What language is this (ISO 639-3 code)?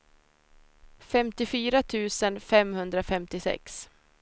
swe